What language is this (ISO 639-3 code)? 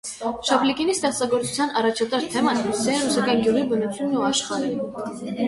hye